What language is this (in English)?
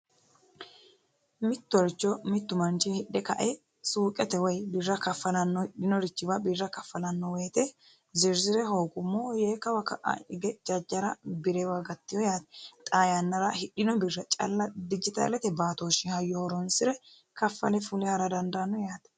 Sidamo